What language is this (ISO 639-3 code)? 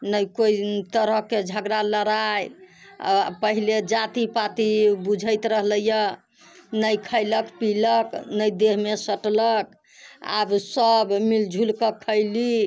mai